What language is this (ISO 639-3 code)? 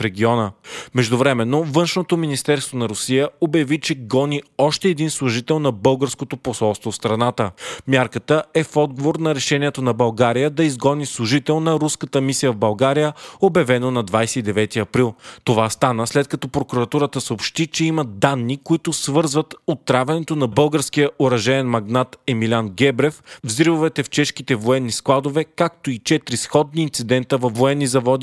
bul